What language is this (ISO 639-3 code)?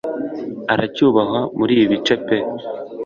kin